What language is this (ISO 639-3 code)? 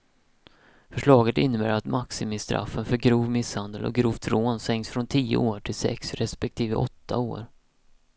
swe